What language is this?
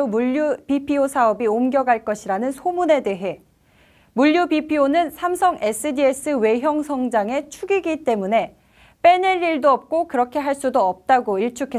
Korean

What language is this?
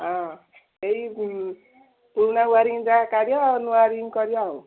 Odia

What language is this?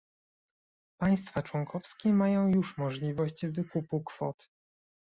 Polish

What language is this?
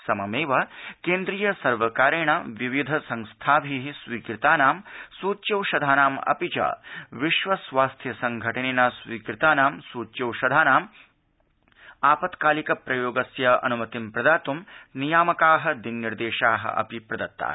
Sanskrit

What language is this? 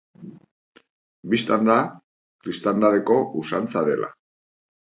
Basque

